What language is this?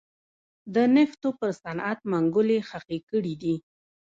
Pashto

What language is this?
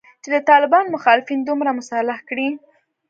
Pashto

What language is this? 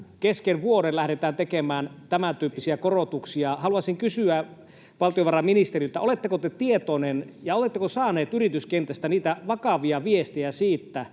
Finnish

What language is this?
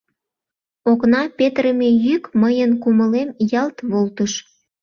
Mari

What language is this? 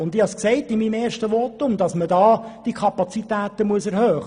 Swiss German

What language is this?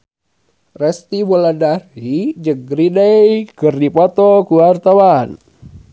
Sundanese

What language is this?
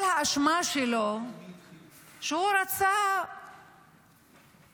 Hebrew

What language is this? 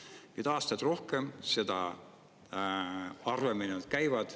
Estonian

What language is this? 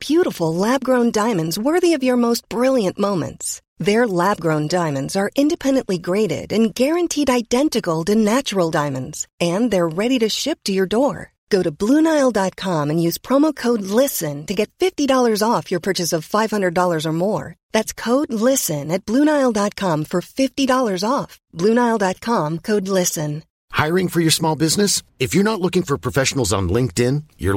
Persian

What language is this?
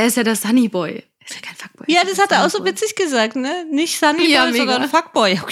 German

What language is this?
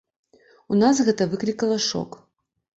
Belarusian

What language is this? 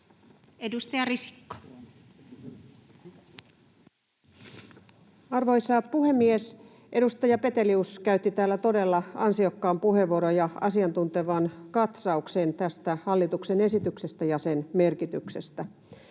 Finnish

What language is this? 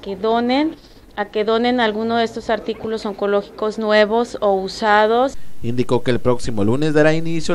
Spanish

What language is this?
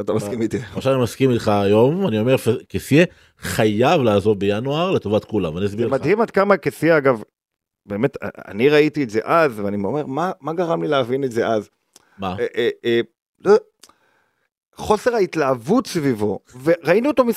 Hebrew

